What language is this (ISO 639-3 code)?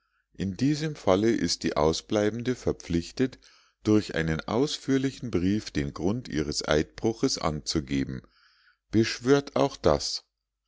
deu